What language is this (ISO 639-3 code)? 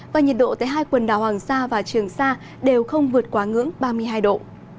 vie